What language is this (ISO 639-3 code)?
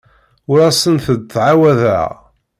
kab